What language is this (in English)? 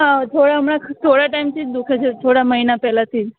Gujarati